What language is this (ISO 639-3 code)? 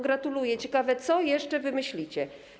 pol